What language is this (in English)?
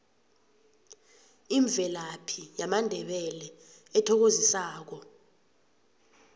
South Ndebele